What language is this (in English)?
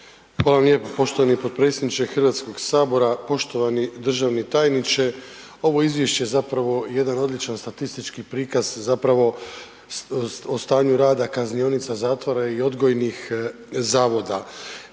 Croatian